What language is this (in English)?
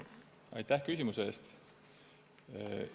Estonian